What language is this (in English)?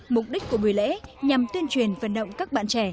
Vietnamese